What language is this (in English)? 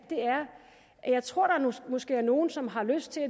Danish